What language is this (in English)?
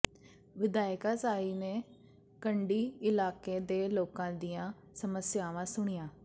Punjabi